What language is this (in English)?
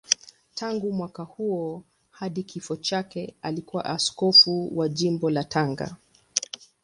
Swahili